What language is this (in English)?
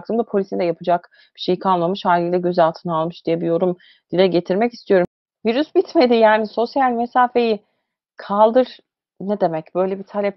Turkish